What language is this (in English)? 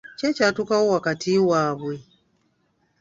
Ganda